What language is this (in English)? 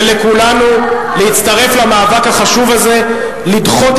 Hebrew